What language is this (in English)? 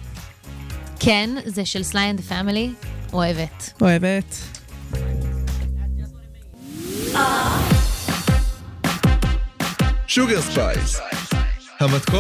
Hebrew